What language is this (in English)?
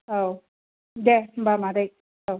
Bodo